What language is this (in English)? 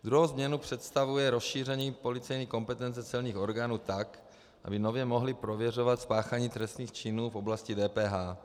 Czech